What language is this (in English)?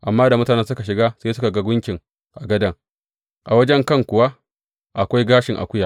Hausa